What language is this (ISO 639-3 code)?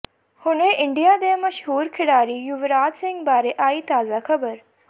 pan